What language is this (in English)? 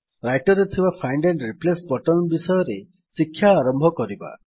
Odia